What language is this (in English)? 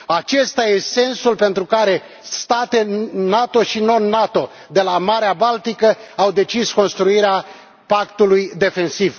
Romanian